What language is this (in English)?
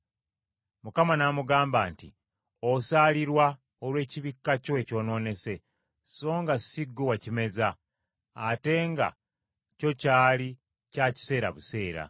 Ganda